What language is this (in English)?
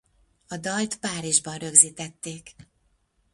Hungarian